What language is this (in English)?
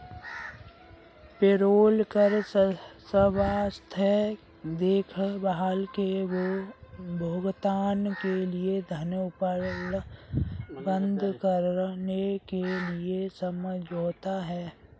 Hindi